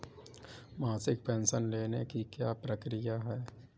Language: Hindi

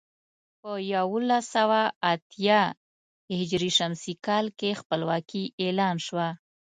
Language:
Pashto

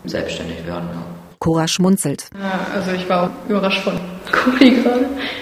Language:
German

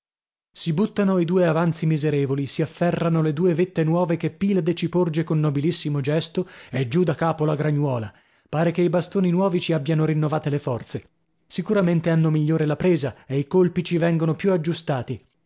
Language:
Italian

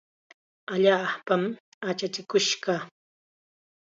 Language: Chiquián Ancash Quechua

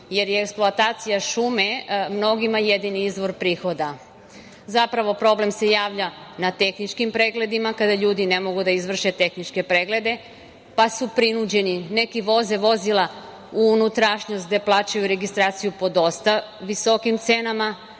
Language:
Serbian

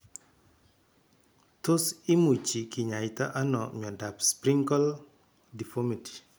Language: Kalenjin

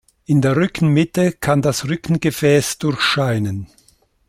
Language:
German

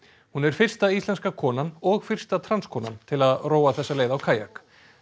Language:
Icelandic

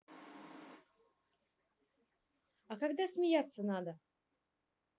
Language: Russian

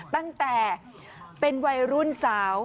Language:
Thai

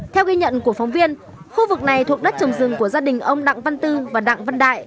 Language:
Vietnamese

